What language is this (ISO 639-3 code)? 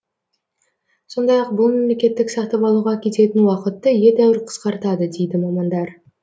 kaz